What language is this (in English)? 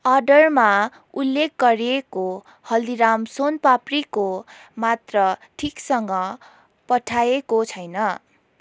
Nepali